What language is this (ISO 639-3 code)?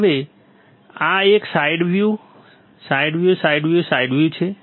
guj